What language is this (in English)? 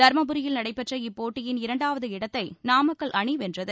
Tamil